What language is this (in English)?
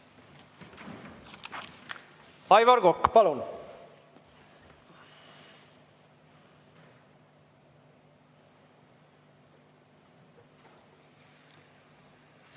Estonian